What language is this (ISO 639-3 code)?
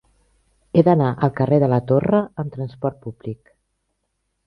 cat